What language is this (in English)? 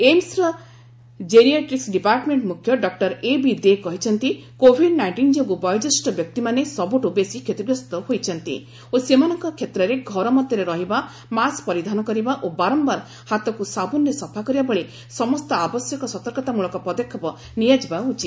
Odia